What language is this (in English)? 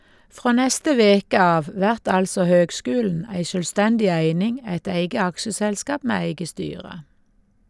Norwegian